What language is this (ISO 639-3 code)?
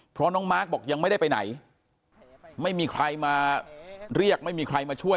tha